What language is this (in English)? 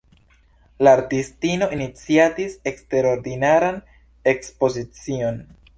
Esperanto